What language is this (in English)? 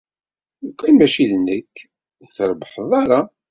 Kabyle